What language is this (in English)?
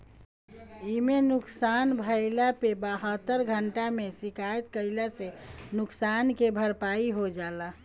Bhojpuri